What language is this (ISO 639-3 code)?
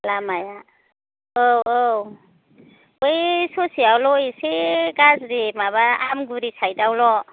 brx